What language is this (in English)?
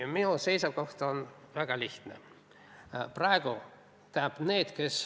Estonian